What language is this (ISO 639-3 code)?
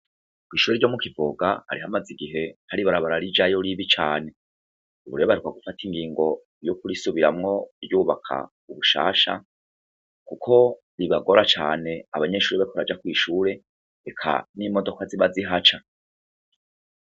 run